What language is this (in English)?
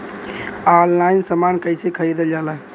Bhojpuri